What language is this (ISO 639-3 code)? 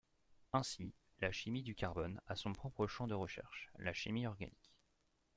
fra